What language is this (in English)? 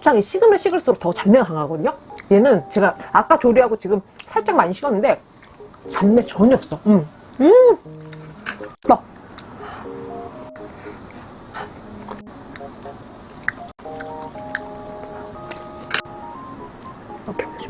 Korean